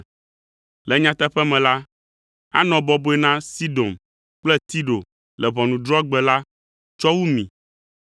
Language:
Ewe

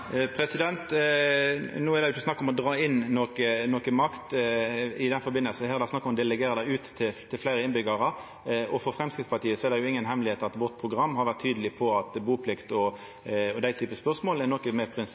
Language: Norwegian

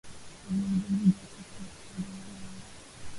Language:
Swahili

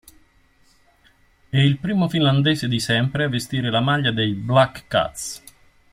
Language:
Italian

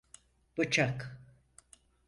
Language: Turkish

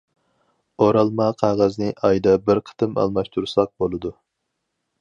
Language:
Uyghur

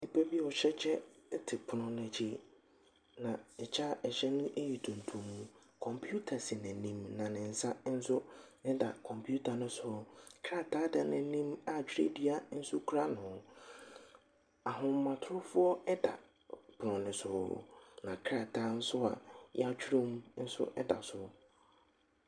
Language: Akan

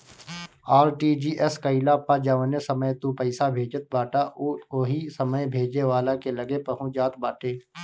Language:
Bhojpuri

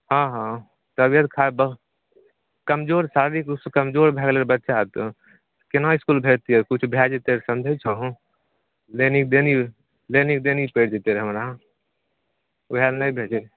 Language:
Maithili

